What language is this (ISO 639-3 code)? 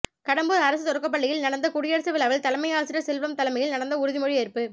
tam